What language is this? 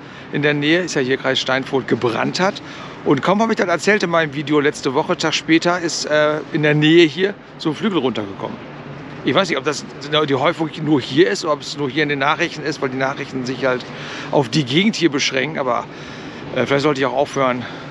German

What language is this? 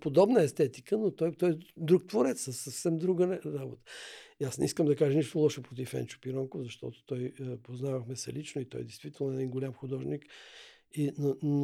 Bulgarian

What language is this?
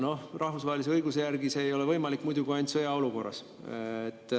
Estonian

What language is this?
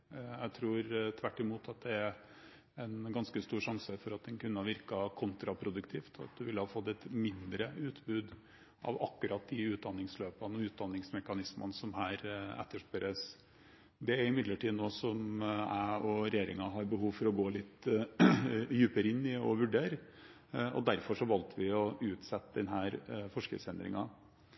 Norwegian Bokmål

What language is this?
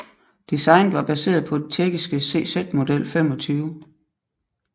Danish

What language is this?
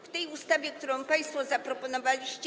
Polish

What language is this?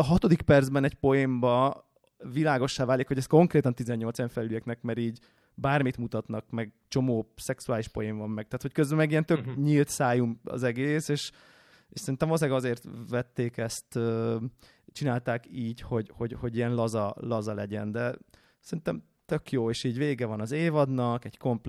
Hungarian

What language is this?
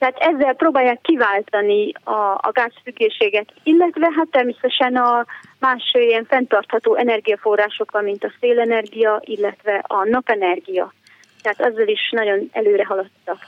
Hungarian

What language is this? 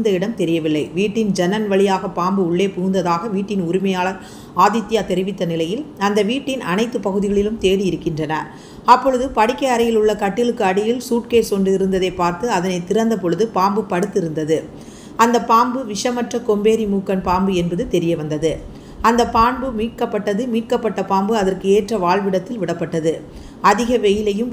Korean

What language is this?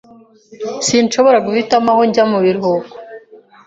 Kinyarwanda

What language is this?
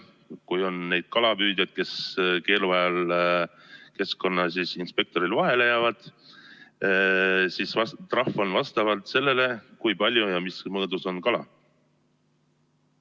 Estonian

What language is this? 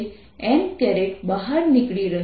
Gujarati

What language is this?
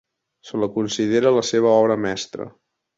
Catalan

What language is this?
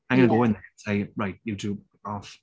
Welsh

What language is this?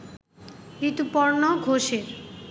Bangla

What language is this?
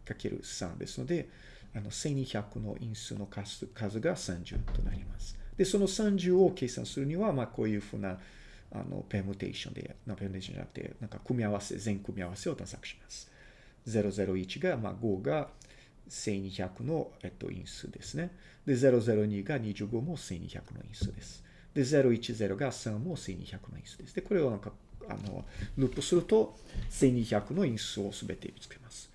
Japanese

